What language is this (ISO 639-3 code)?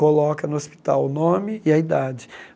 por